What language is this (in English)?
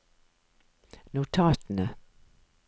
Norwegian